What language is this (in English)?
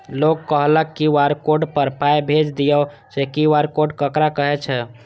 Maithili